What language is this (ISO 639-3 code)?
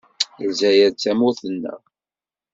kab